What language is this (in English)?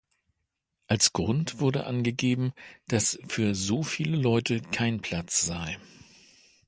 German